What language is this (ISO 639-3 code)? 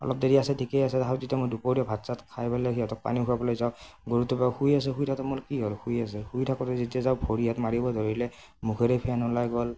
asm